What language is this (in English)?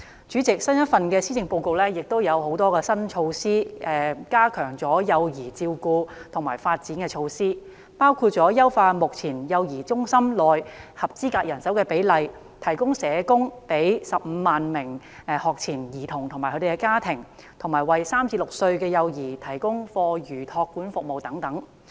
Cantonese